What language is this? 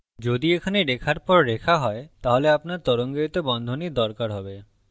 Bangla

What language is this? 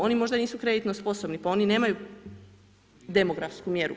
Croatian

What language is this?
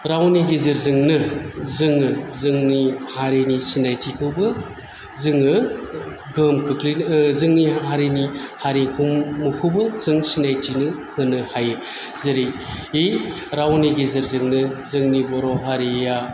Bodo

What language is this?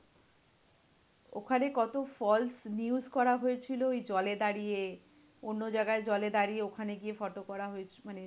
Bangla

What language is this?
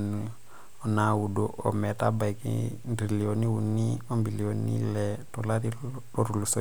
Masai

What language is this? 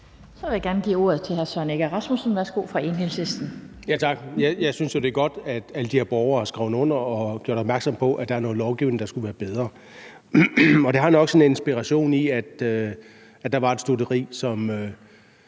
Danish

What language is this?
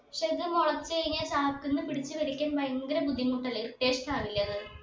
Malayalam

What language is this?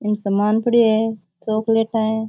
Rajasthani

